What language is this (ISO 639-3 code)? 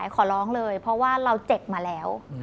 tha